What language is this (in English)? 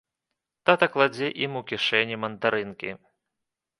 Belarusian